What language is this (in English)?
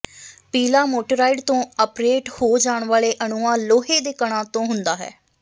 Punjabi